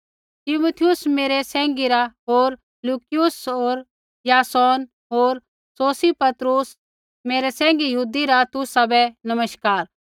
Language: Kullu Pahari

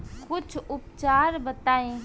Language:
Bhojpuri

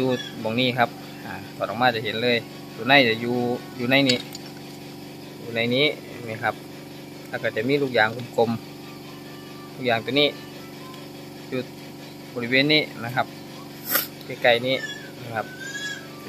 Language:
Thai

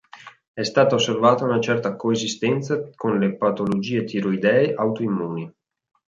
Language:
Italian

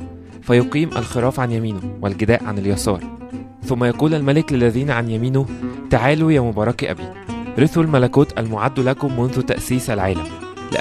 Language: Arabic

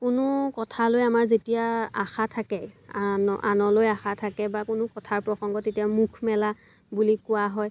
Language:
Assamese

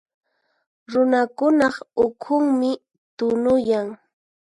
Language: Puno Quechua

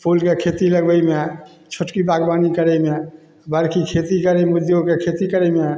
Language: Maithili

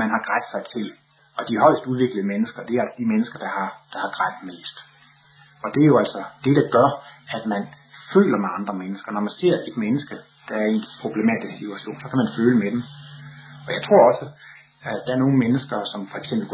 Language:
Danish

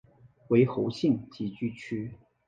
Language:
Chinese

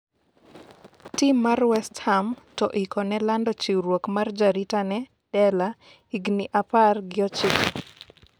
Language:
Luo (Kenya and Tanzania)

